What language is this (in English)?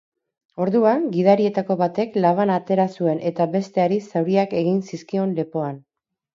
Basque